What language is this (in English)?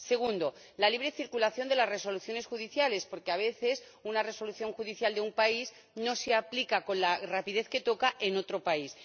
Spanish